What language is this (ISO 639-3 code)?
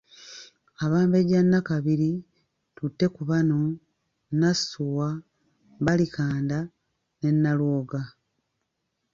lug